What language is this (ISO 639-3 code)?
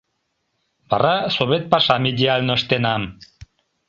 chm